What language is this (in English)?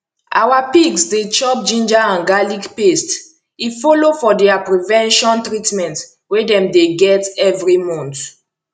Nigerian Pidgin